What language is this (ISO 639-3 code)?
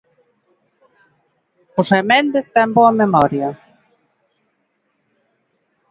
glg